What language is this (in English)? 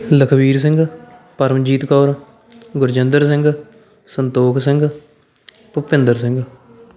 Punjabi